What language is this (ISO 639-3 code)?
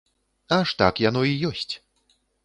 bel